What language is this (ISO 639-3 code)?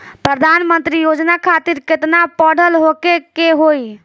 bho